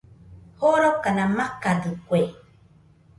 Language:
Nüpode Huitoto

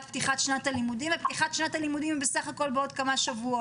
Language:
Hebrew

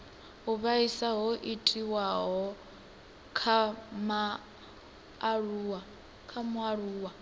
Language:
Venda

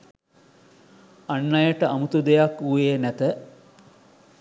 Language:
Sinhala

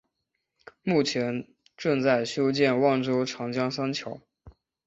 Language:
Chinese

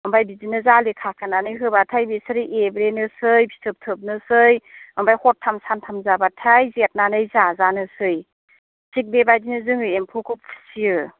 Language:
Bodo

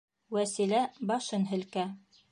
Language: Bashkir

